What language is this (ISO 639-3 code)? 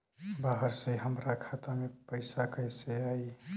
bho